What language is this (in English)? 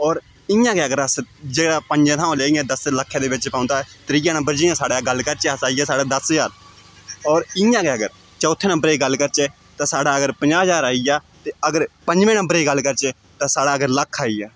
Dogri